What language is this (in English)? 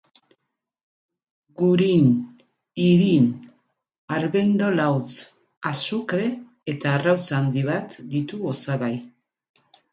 Basque